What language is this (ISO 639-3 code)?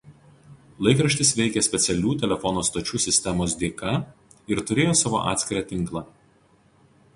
lit